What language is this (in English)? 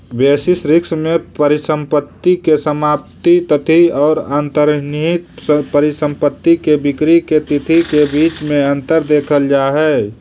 Magahi